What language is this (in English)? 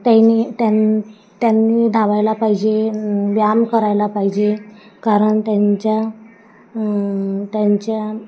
Marathi